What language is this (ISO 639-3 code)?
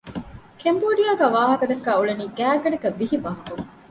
div